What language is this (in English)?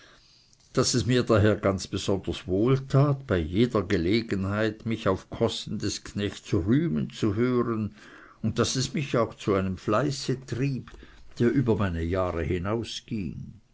German